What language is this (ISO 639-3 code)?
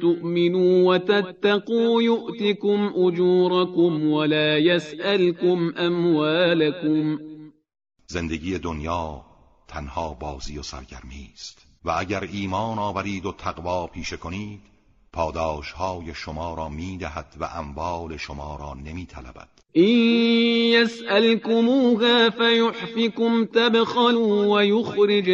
fas